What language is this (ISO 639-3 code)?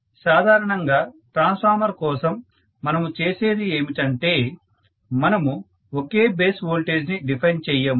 tel